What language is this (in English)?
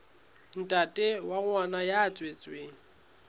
Southern Sotho